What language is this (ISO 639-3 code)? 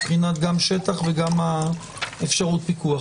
heb